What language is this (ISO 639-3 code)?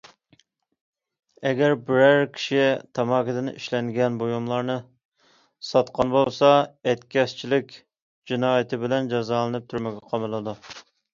uig